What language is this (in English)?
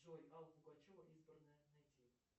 Russian